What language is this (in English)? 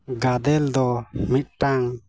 Santali